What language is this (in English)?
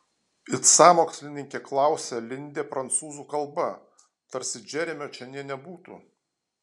Lithuanian